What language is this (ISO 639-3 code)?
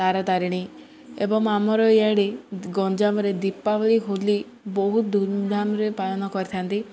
ori